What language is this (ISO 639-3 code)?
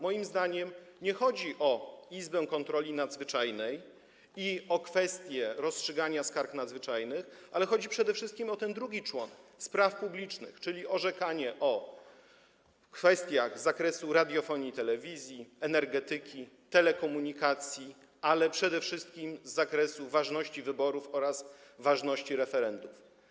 pol